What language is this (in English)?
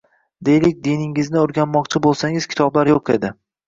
Uzbek